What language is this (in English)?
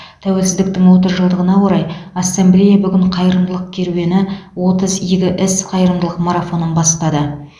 Kazakh